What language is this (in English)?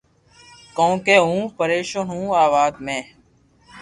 Loarki